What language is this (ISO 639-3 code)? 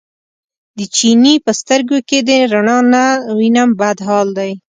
pus